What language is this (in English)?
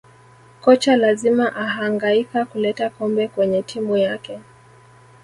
Swahili